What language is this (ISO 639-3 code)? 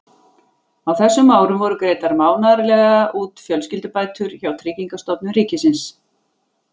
isl